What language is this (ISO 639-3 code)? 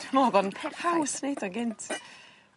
cym